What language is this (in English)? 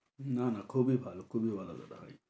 Bangla